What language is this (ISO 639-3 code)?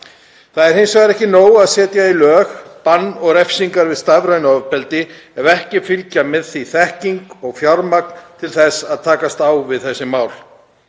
isl